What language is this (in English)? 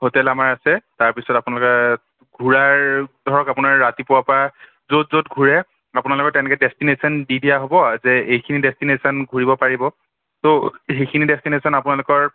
Assamese